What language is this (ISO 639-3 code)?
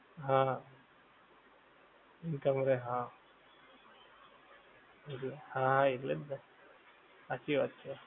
guj